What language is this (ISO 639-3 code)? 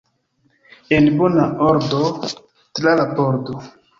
epo